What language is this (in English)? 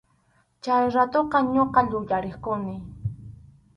Arequipa-La Unión Quechua